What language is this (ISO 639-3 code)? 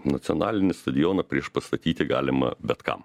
lit